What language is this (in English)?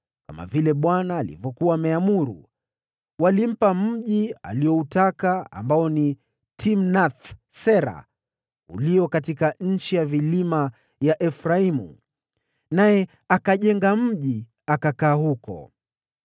Swahili